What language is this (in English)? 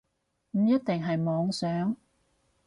Cantonese